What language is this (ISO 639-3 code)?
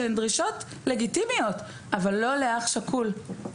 heb